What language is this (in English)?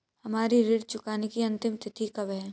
Hindi